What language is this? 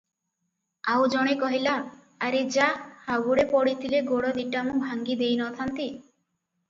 Odia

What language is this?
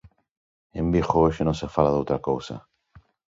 Galician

